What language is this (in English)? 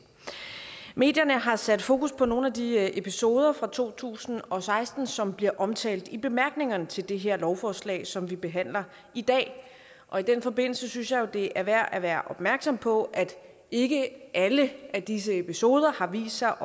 Danish